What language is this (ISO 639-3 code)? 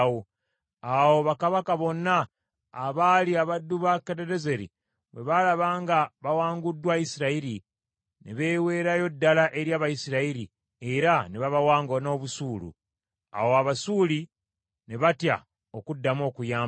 lug